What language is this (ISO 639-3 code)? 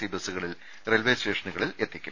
mal